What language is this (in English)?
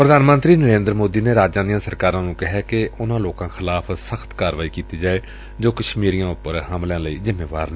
Punjabi